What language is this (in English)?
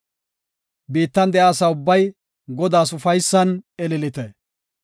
Gofa